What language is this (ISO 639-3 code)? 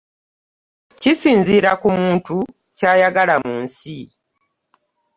lug